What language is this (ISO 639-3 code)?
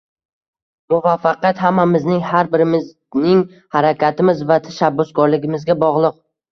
uzb